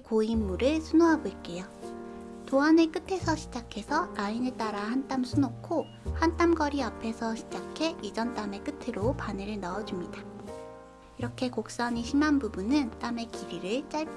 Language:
Korean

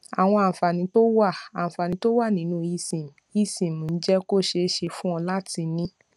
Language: Yoruba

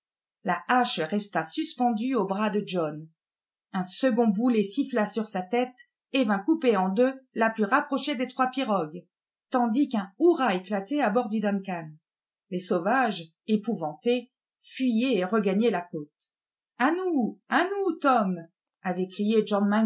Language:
French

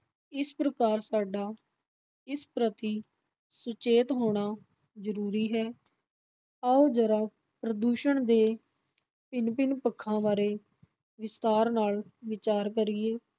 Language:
Punjabi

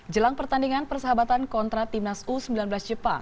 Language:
Indonesian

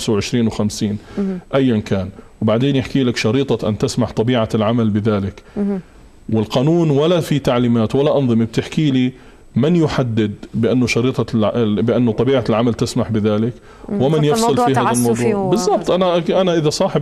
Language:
Arabic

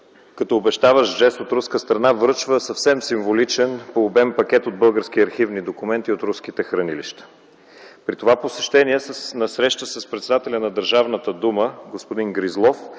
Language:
Bulgarian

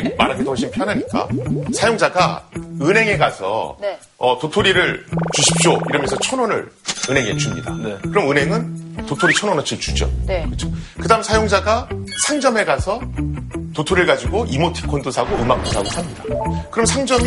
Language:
Korean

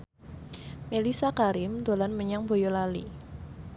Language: Javanese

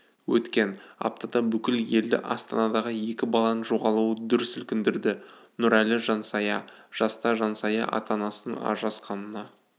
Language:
Kazakh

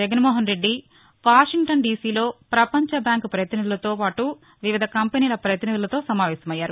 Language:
Telugu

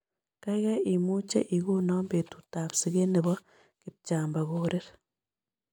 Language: Kalenjin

